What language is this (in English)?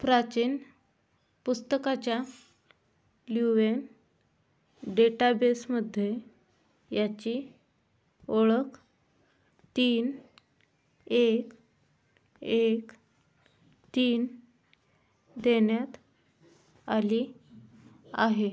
Marathi